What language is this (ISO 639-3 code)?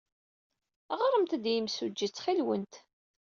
kab